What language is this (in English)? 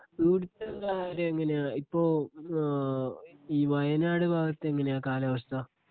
Malayalam